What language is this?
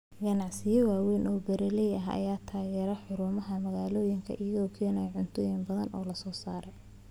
Somali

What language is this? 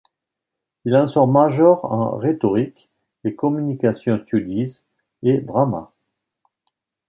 French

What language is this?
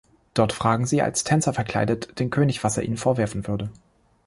German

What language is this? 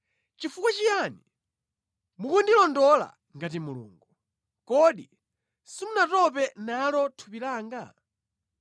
Nyanja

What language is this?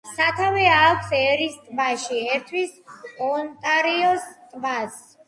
Georgian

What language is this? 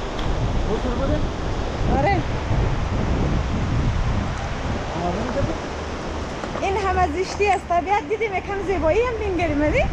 Persian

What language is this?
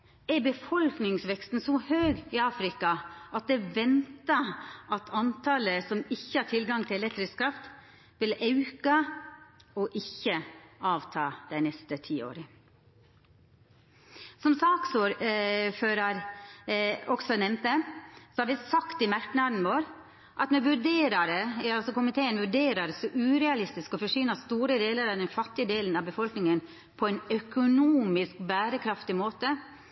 Norwegian Nynorsk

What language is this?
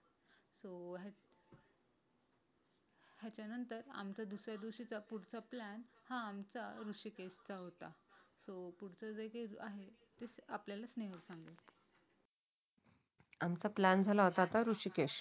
Marathi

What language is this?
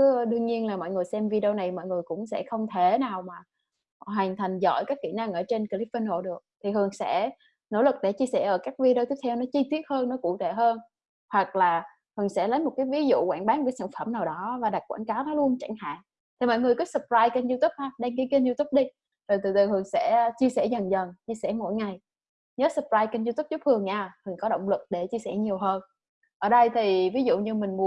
Vietnamese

